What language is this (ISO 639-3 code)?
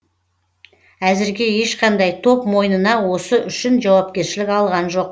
kaz